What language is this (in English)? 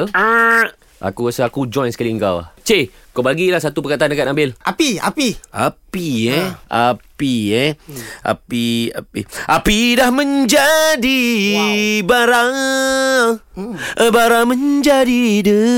Malay